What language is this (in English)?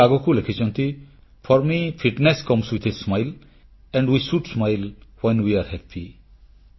Odia